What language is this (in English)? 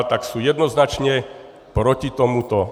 Czech